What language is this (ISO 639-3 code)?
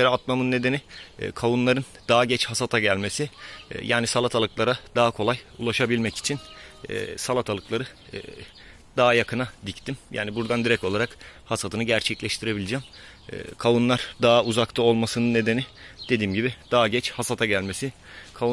tur